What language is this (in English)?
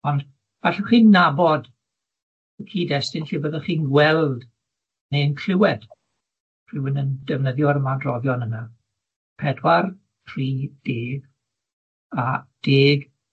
Welsh